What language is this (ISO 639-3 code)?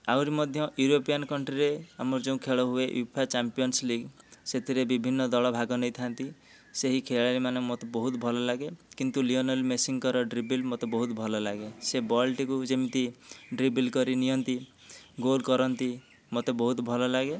ori